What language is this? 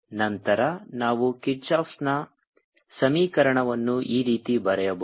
Kannada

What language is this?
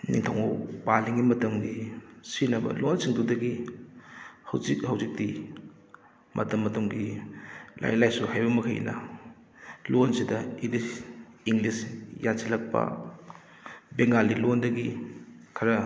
Manipuri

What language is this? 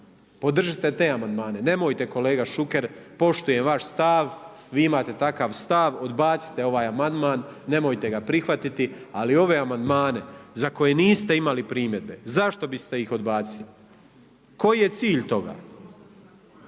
Croatian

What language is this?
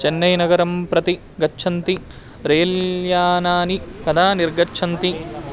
Sanskrit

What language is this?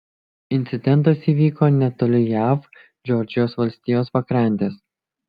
Lithuanian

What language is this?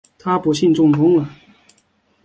Chinese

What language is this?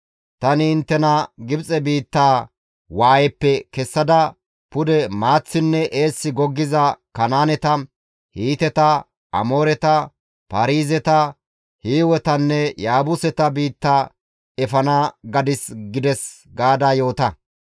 Gamo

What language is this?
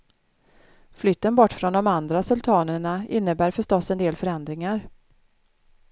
Swedish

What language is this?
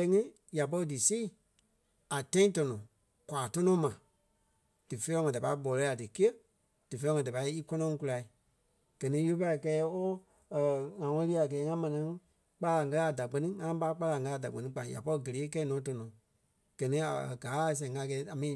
Kpelle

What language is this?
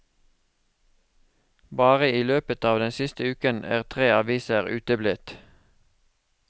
Norwegian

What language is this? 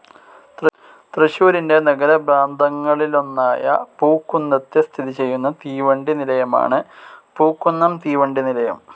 Malayalam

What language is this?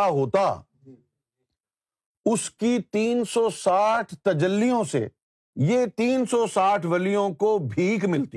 Urdu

